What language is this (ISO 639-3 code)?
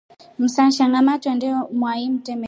rof